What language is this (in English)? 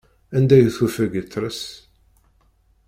Kabyle